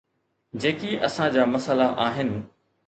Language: Sindhi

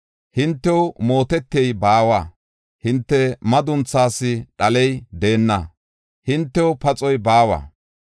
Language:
Gofa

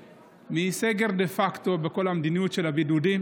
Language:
Hebrew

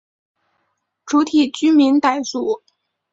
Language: Chinese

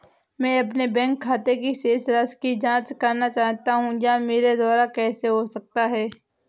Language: Hindi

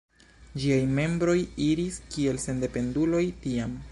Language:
Esperanto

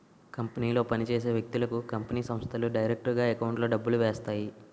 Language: Telugu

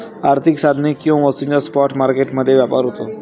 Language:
Marathi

